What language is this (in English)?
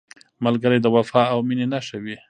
Pashto